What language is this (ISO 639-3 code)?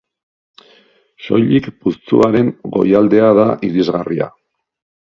eus